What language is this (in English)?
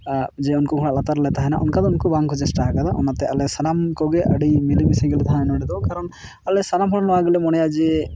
Santali